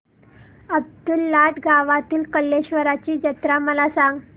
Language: Marathi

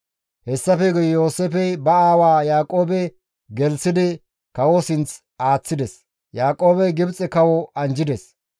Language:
Gamo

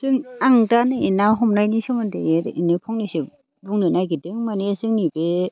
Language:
Bodo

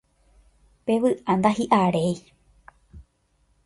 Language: Guarani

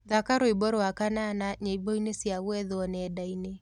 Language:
Kikuyu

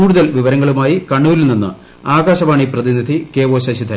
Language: Malayalam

